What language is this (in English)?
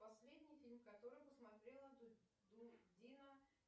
Russian